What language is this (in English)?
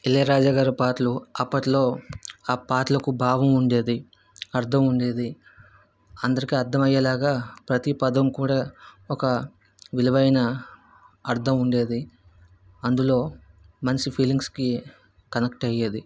Telugu